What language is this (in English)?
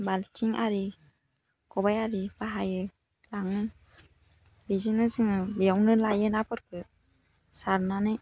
Bodo